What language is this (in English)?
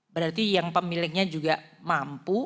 Indonesian